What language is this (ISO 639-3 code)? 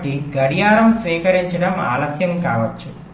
tel